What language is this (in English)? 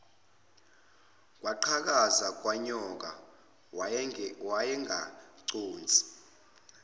Zulu